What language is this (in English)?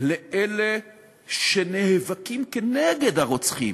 Hebrew